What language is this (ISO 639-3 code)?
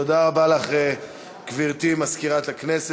heb